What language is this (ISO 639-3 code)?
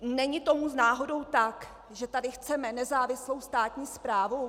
ces